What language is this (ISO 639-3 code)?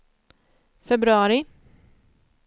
swe